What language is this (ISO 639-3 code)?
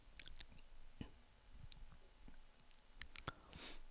swe